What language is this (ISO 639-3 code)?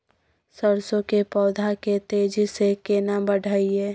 mai